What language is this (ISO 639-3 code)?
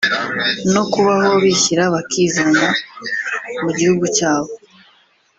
kin